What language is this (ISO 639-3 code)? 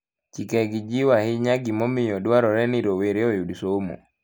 luo